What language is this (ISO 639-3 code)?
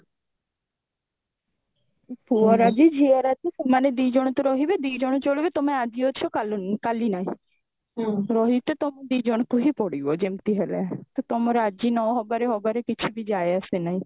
ori